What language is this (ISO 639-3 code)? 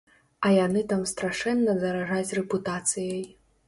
bel